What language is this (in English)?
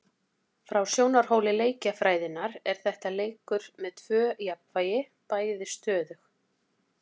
Icelandic